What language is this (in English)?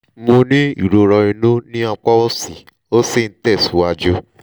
Yoruba